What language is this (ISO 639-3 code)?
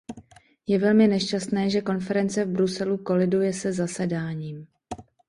ces